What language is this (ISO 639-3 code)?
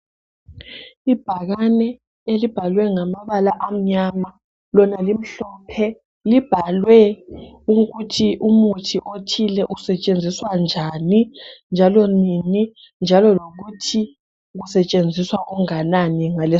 nde